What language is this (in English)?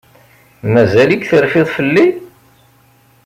Kabyle